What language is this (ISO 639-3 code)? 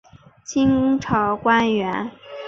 zho